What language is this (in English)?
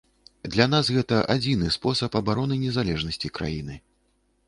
Belarusian